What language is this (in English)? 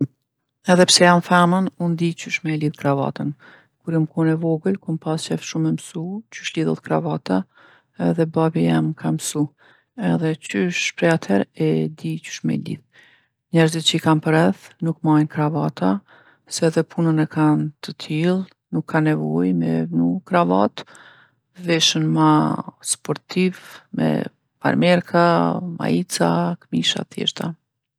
Gheg Albanian